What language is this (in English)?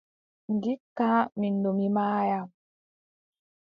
Adamawa Fulfulde